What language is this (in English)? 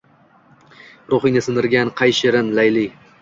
Uzbek